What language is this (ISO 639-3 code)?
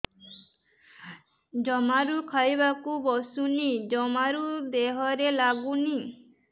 ori